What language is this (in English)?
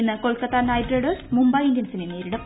Malayalam